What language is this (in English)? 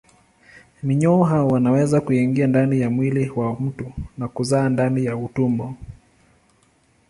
Swahili